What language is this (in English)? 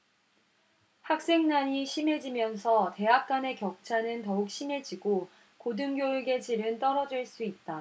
Korean